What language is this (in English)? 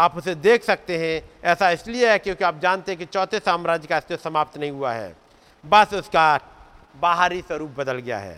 Hindi